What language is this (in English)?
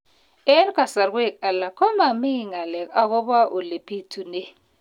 Kalenjin